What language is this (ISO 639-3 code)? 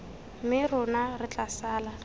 tsn